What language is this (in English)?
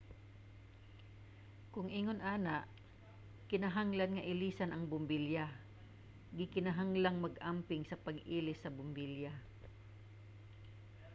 Cebuano